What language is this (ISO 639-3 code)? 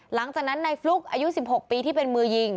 tha